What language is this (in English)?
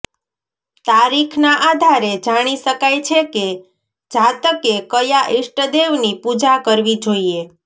Gujarati